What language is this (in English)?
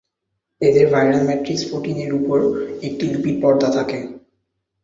Bangla